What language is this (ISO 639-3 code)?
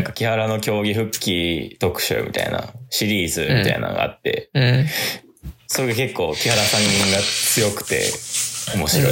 jpn